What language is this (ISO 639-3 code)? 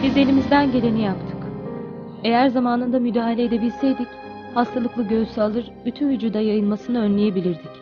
tur